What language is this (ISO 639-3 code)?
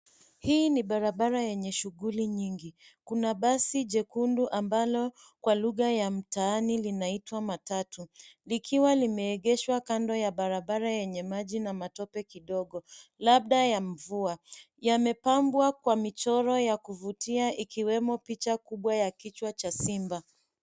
swa